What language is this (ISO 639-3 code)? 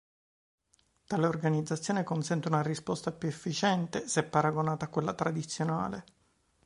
ita